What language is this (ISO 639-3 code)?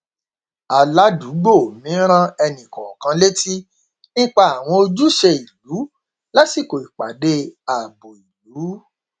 yor